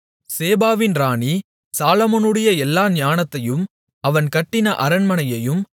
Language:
Tamil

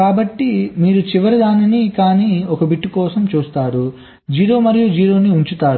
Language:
Telugu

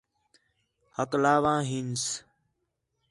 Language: Khetrani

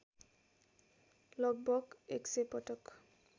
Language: Nepali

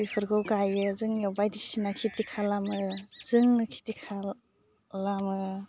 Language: Bodo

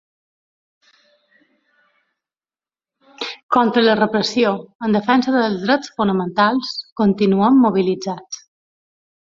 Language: Catalan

